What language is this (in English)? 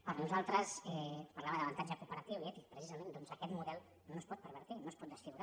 Catalan